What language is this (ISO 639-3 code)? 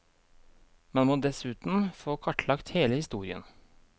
nor